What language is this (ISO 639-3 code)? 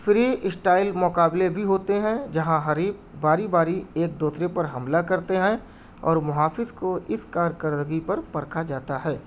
urd